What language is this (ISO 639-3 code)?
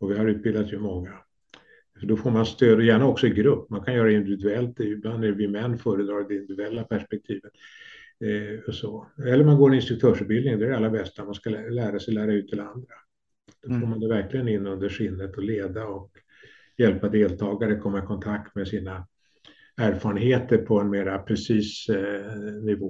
swe